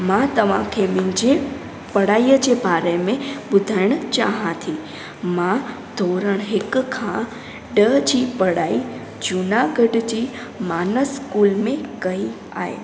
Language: Sindhi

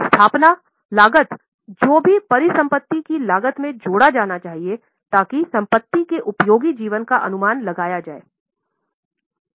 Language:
Hindi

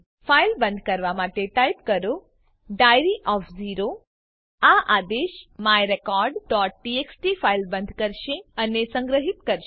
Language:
Gujarati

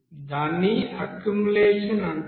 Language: Telugu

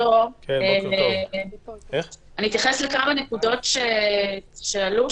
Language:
Hebrew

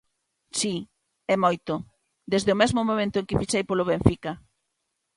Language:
Galician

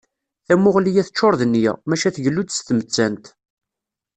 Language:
Kabyle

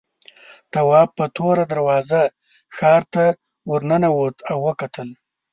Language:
Pashto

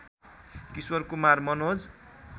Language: Nepali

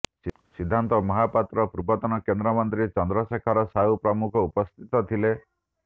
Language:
Odia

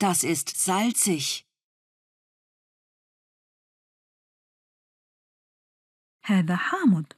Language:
Arabic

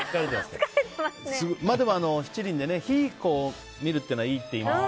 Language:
Japanese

